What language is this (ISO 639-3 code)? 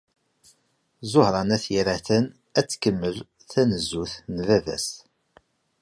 kab